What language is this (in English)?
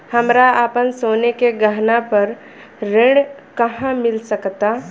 Bhojpuri